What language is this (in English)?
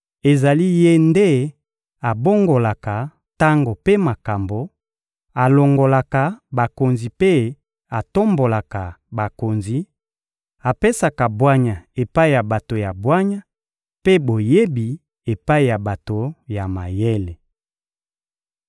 Lingala